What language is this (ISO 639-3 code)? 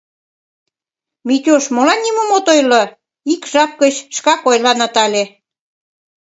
chm